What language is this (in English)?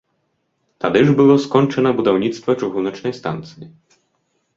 Belarusian